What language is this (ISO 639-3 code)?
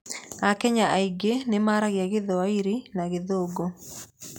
kik